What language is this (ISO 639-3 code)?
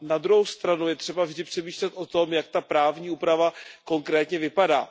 ces